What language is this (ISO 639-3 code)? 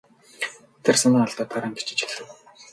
mon